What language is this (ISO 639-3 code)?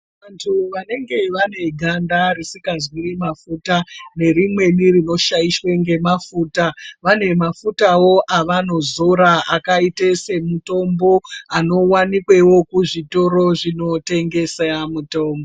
ndc